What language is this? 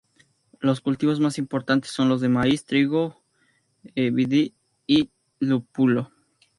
Spanish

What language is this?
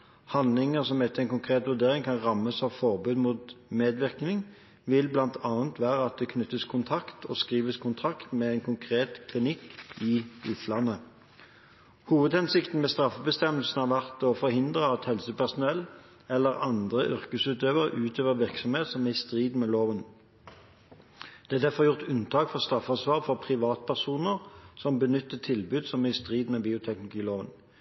Norwegian Bokmål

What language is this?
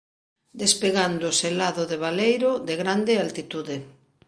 Galician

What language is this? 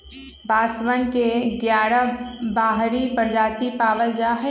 Magahi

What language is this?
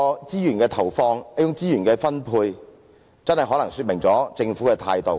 Cantonese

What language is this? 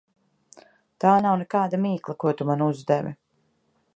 Latvian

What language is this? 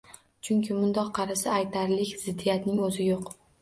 Uzbek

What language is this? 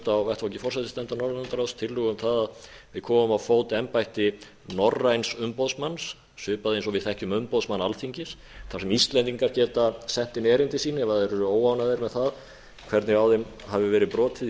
Icelandic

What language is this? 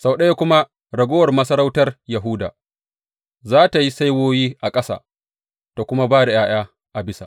Hausa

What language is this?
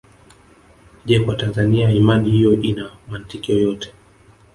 Swahili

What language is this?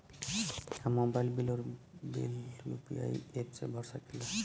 Bhojpuri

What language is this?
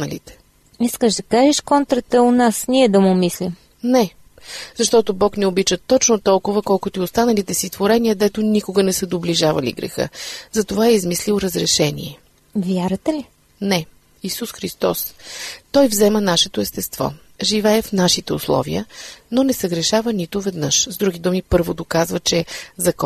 Bulgarian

